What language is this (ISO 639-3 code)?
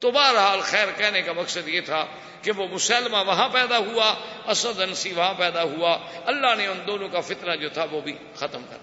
urd